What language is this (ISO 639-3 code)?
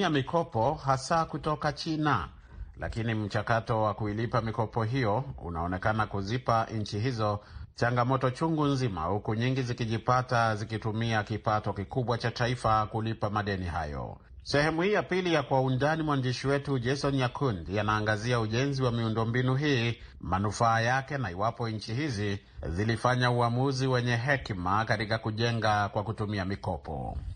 swa